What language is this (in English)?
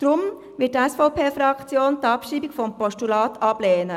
Swiss German